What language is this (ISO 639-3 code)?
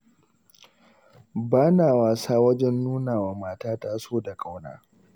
hau